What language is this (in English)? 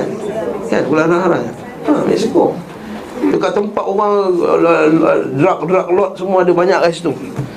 Malay